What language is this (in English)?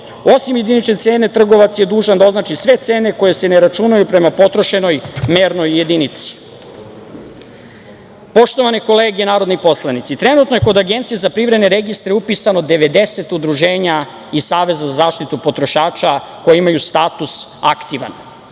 Serbian